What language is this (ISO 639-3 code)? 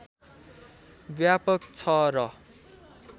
nep